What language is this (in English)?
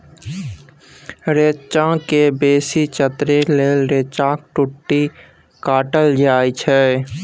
Maithili